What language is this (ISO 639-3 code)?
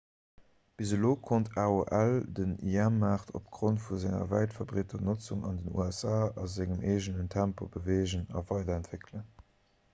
ltz